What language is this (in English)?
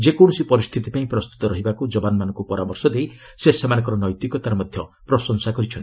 Odia